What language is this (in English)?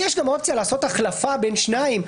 Hebrew